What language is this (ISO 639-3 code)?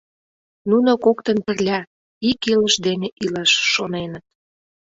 chm